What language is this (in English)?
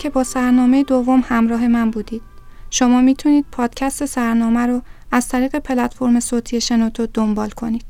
Persian